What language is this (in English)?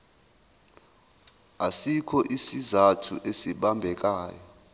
Zulu